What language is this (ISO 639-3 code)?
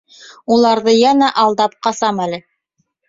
bak